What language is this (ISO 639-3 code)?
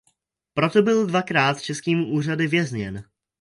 ces